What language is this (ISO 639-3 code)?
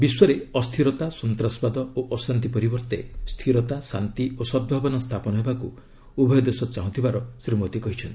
ori